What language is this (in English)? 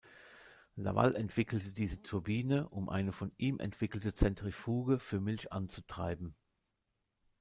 German